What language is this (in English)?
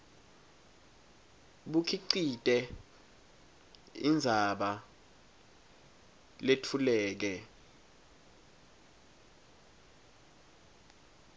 Swati